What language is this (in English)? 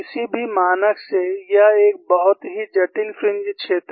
Hindi